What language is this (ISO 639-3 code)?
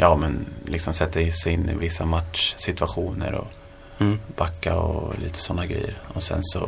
swe